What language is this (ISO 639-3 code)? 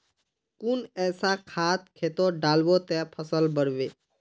mag